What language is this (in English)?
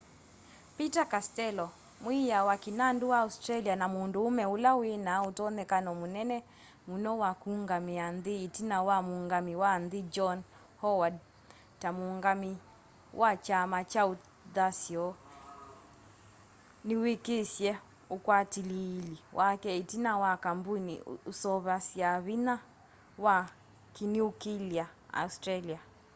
Kamba